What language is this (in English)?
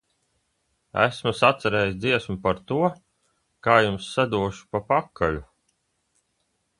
Latvian